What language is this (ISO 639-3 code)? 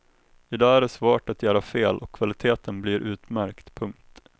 swe